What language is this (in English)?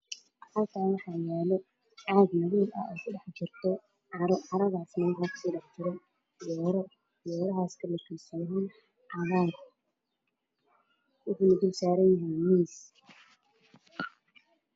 Somali